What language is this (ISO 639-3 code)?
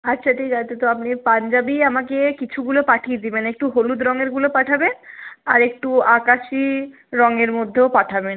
ben